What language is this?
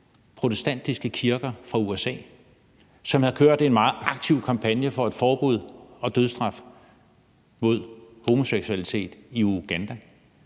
Danish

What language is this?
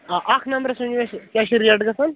Kashmiri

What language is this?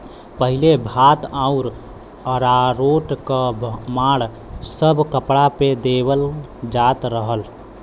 Bhojpuri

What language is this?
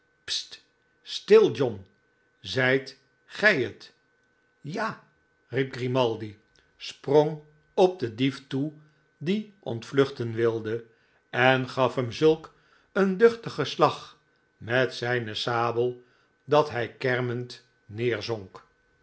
Dutch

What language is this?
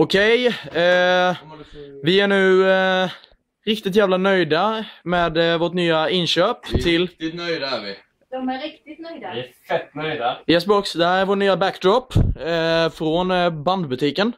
Swedish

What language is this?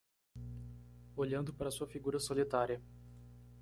Portuguese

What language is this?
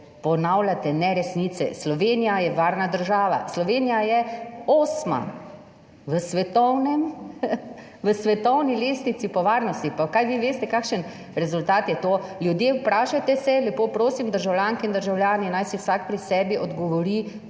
Slovenian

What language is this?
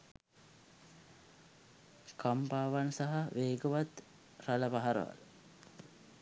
Sinhala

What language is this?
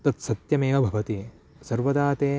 Sanskrit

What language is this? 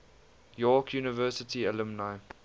English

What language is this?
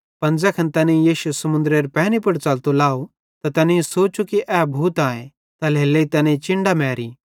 Bhadrawahi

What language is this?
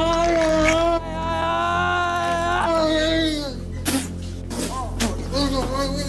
Swedish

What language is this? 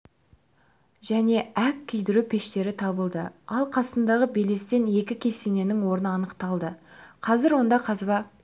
Kazakh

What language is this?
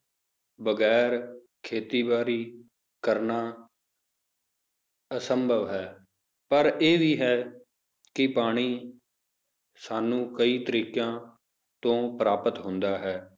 Punjabi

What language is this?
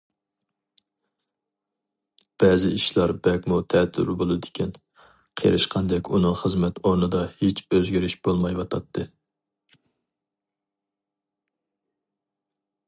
Uyghur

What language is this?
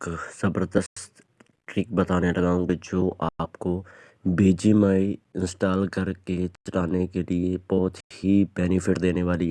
Urdu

